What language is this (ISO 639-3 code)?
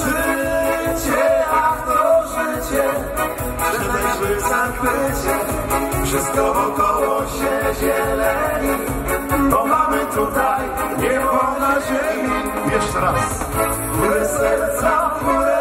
pol